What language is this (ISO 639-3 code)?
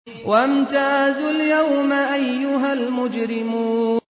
ara